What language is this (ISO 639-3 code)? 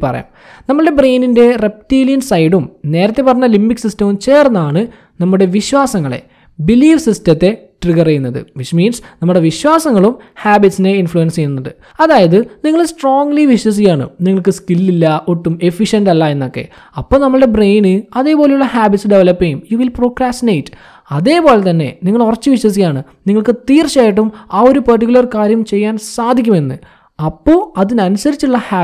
mal